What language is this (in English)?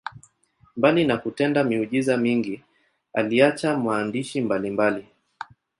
Swahili